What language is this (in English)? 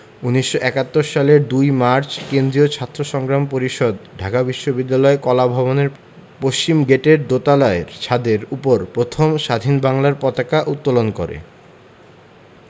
Bangla